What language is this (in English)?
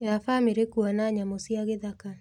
Kikuyu